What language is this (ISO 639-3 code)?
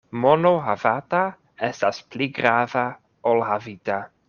epo